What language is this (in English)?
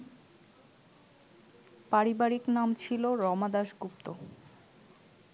Bangla